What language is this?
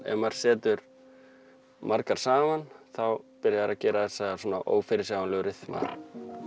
Icelandic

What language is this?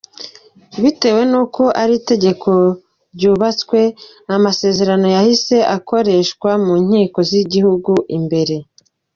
Kinyarwanda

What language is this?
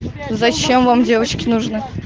Russian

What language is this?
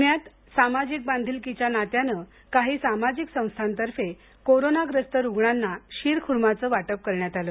Marathi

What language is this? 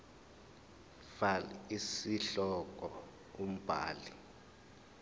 Zulu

